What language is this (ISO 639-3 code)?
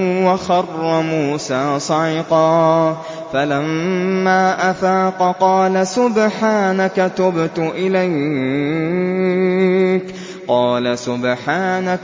ara